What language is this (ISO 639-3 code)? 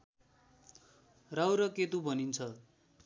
nep